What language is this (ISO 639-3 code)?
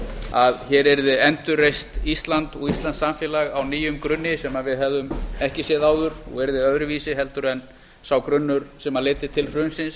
isl